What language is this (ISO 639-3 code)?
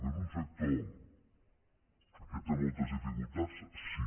cat